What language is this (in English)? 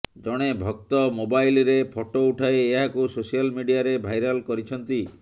Odia